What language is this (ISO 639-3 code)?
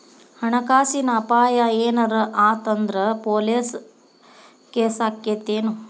kan